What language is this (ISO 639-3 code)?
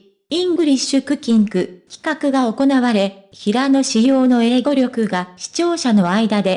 jpn